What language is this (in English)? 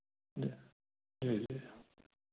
Hindi